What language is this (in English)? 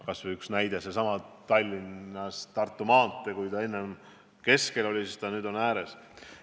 Estonian